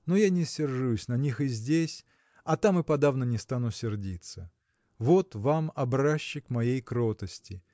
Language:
Russian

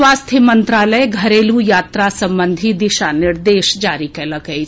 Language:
Maithili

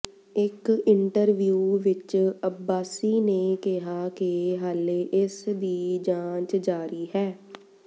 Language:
Punjabi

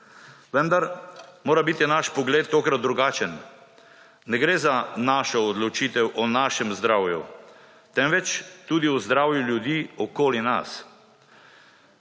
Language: Slovenian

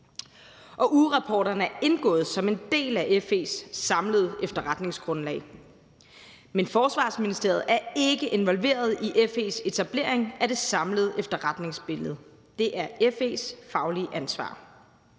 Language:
Danish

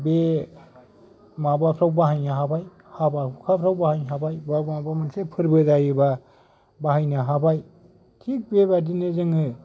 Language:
Bodo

